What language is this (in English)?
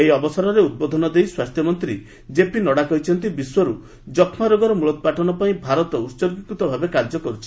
Odia